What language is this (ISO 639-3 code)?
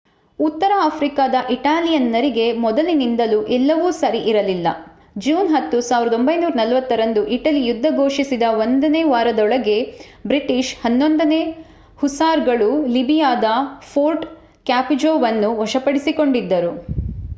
kan